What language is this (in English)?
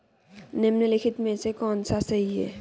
Hindi